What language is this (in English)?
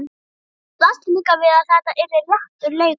Icelandic